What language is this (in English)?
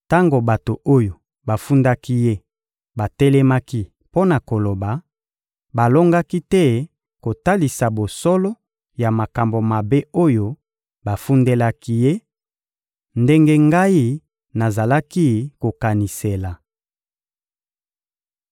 Lingala